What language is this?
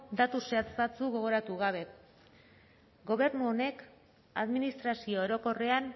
Basque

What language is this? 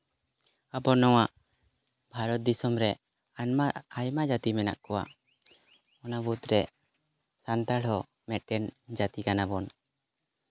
Santali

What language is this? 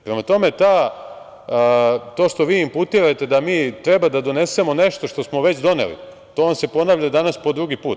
Serbian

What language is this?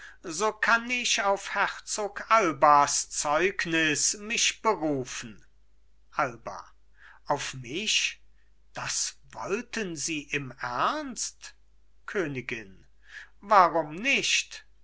German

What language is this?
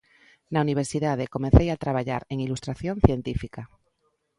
Galician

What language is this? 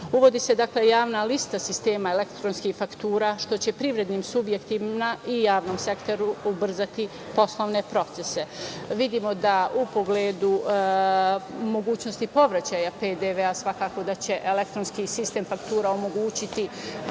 Serbian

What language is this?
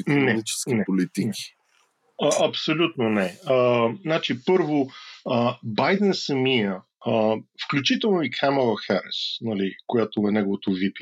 Bulgarian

